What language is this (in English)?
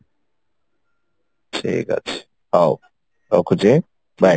Odia